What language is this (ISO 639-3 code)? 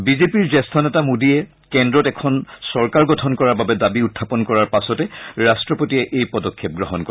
asm